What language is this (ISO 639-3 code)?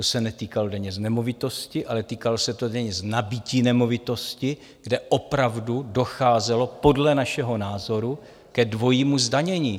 ces